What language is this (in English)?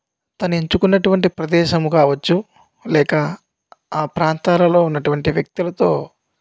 Telugu